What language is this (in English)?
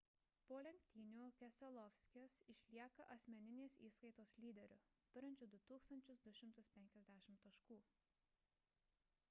Lithuanian